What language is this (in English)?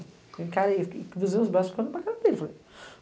Portuguese